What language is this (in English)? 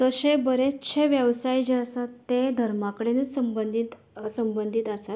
Konkani